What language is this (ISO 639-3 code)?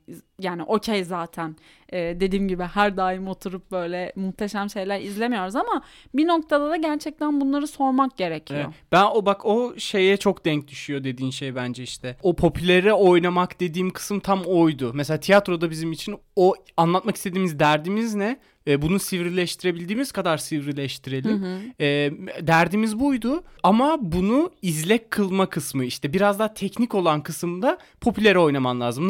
tur